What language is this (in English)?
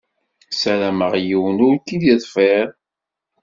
Kabyle